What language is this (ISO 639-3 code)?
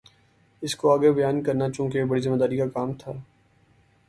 urd